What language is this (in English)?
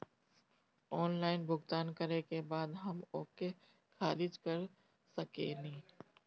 Bhojpuri